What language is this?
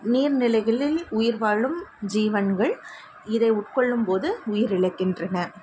Tamil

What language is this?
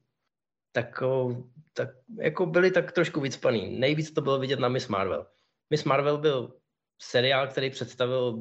Czech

